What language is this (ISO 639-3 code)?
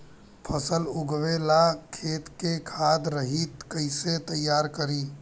bho